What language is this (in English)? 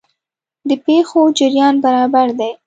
Pashto